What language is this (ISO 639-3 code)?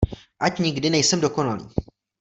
ces